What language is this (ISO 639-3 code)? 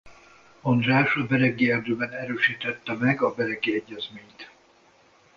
hun